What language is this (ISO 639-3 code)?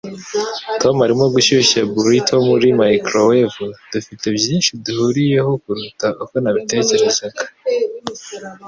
kin